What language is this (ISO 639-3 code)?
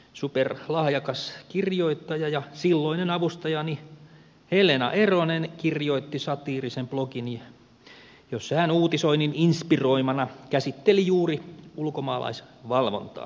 fin